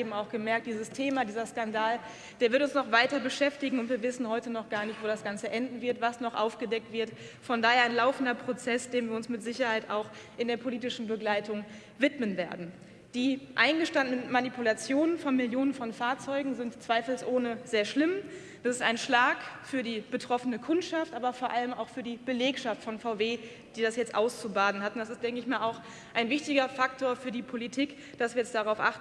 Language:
German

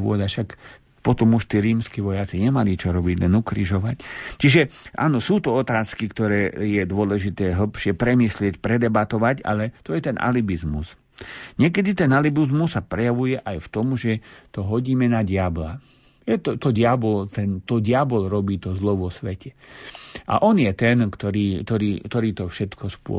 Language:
Slovak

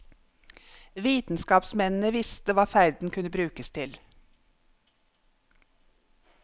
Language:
Norwegian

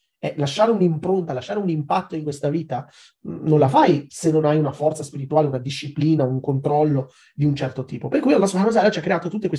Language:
Italian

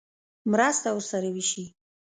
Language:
Pashto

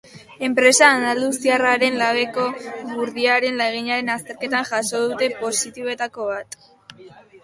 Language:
Basque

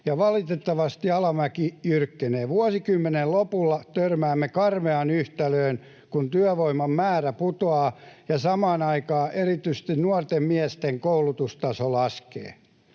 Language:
Finnish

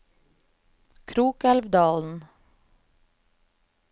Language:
Norwegian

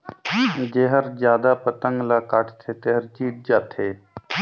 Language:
Chhattisgarhi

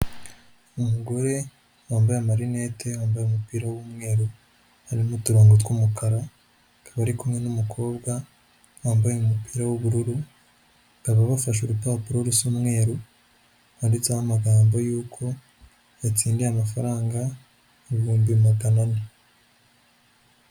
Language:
Kinyarwanda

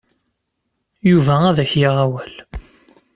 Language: Kabyle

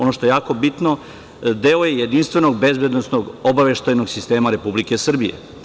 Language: Serbian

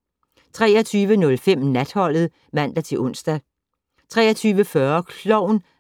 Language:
Danish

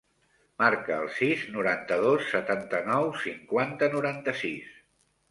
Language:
Catalan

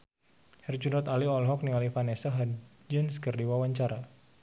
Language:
Sundanese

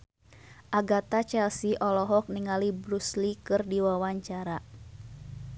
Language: Sundanese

